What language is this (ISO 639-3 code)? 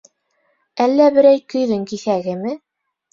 bak